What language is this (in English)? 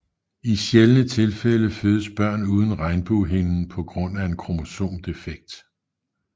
Danish